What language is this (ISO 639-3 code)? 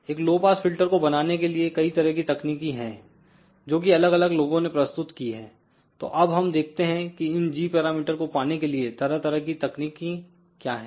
hin